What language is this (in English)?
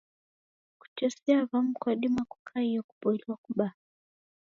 Taita